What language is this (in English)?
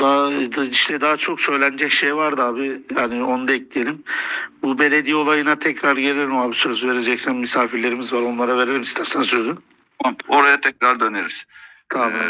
Turkish